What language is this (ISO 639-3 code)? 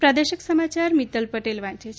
guj